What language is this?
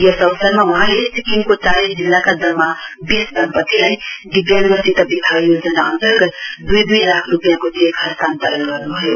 Nepali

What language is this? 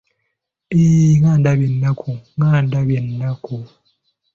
Ganda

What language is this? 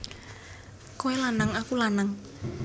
Javanese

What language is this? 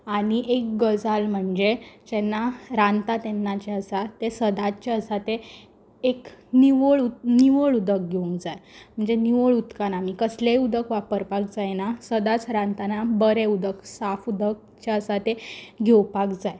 Konkani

